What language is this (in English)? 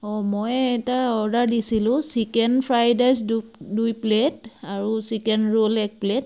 Assamese